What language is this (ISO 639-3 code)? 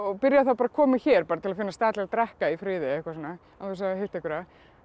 isl